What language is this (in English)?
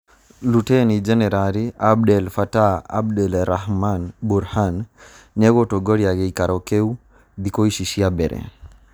Kikuyu